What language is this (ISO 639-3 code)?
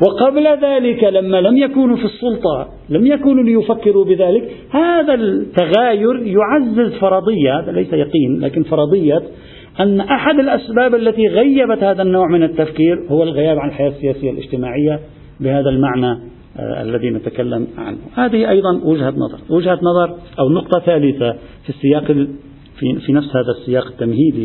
ara